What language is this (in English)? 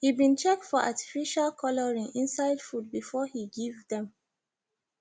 Nigerian Pidgin